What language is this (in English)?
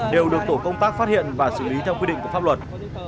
Vietnamese